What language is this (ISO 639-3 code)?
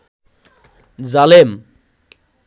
ben